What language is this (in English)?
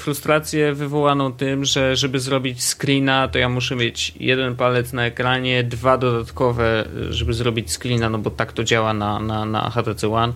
Polish